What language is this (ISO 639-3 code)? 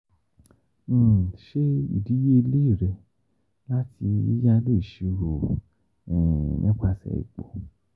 yor